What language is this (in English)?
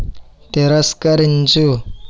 Telugu